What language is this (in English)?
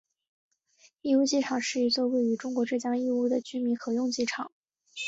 Chinese